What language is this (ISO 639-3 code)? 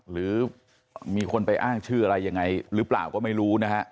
tha